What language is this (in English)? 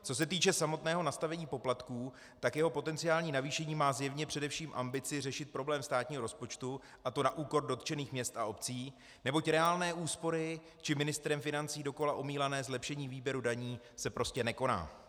Czech